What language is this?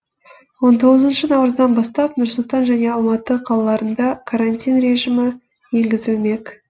Kazakh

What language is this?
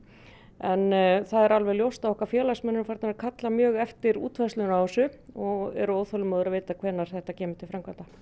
Icelandic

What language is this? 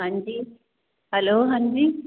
Punjabi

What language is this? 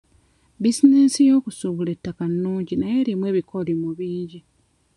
Ganda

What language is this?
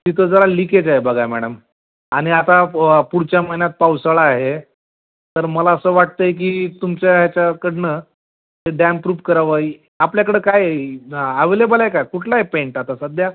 Marathi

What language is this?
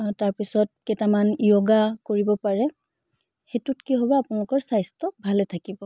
Assamese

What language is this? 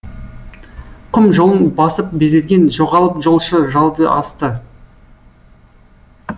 Kazakh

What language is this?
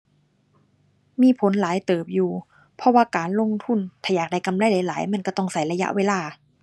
Thai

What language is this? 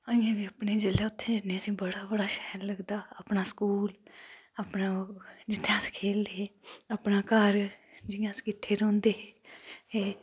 Dogri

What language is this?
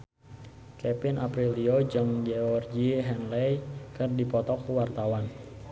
Sundanese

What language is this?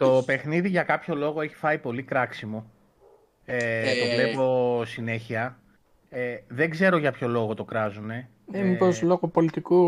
Greek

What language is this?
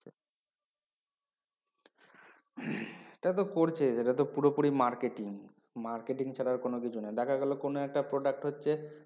Bangla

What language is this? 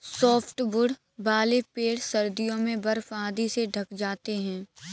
Hindi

